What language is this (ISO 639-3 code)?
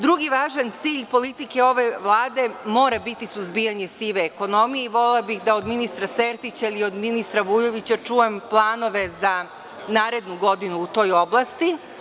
srp